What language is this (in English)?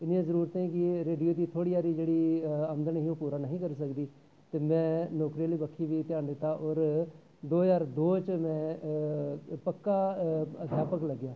Dogri